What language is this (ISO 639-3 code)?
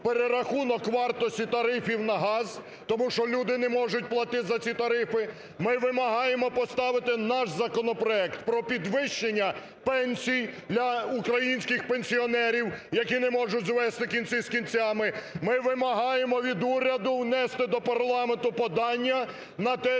ukr